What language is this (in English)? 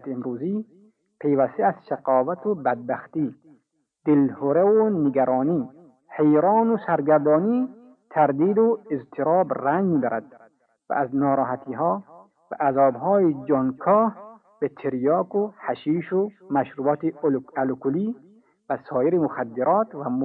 Persian